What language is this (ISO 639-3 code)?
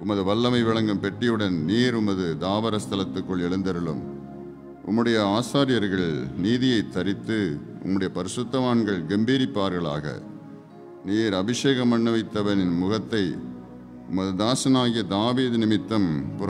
hin